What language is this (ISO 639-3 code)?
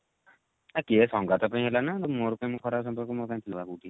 ori